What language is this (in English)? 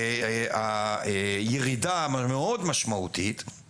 Hebrew